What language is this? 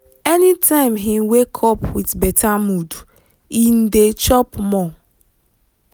Nigerian Pidgin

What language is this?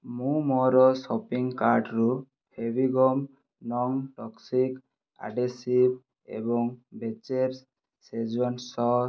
Odia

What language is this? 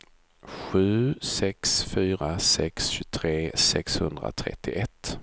Swedish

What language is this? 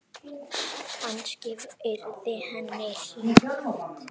Icelandic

